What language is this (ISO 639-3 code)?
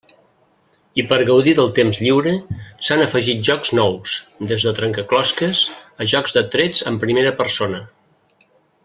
cat